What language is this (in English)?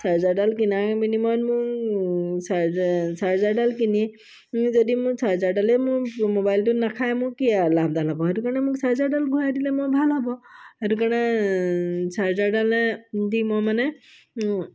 Assamese